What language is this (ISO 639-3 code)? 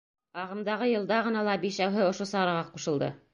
bak